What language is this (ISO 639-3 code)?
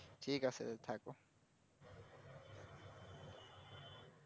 ben